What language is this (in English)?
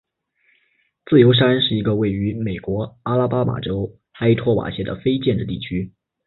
Chinese